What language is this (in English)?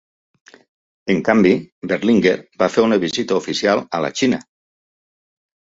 Catalan